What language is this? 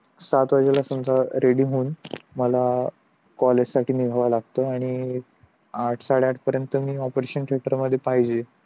Marathi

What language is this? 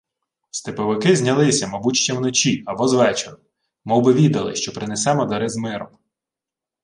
Ukrainian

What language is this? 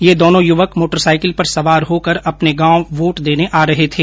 Hindi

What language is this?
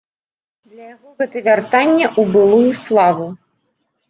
Belarusian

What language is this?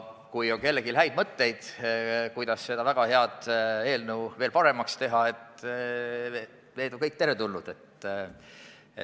Estonian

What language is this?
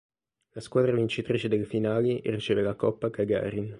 Italian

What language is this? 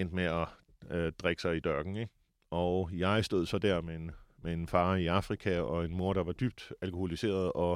Danish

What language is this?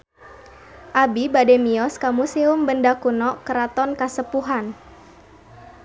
Sundanese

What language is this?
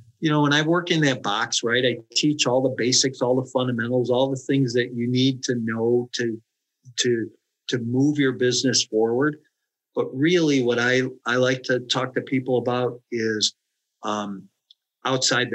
English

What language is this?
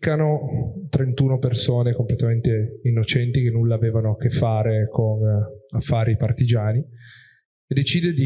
Italian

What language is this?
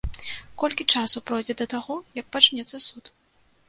Belarusian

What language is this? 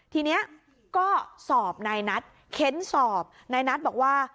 Thai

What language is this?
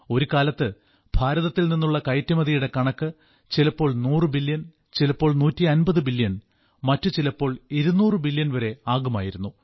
Malayalam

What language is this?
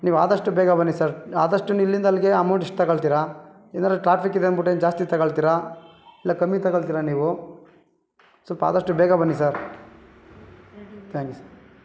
Kannada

